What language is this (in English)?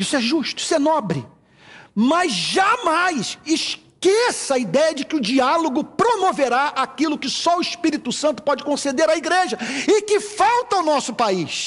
Portuguese